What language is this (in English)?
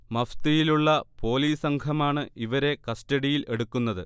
Malayalam